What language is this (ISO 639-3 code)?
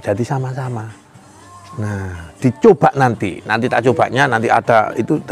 ind